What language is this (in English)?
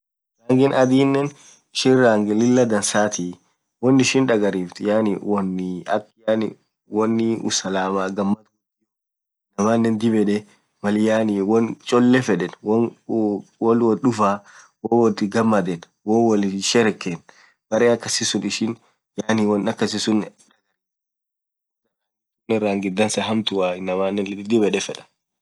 Orma